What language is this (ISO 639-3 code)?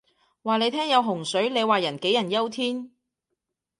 yue